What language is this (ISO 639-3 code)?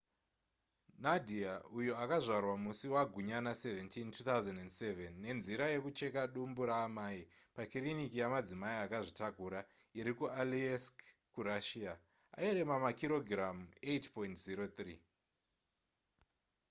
sna